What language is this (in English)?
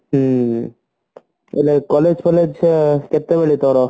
Odia